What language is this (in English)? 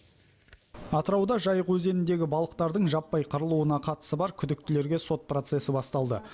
Kazakh